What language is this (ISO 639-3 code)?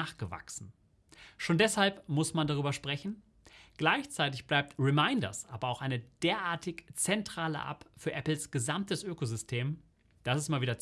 deu